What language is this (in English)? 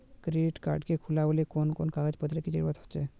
Magahi